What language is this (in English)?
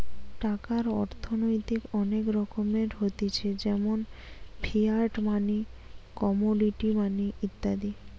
Bangla